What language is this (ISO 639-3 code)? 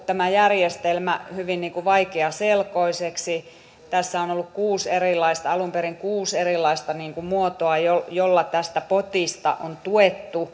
fin